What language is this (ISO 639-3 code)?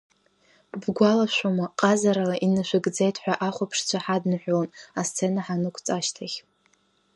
abk